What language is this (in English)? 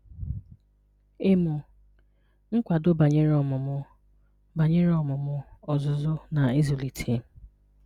Igbo